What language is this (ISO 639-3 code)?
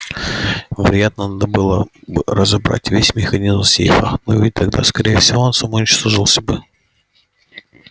rus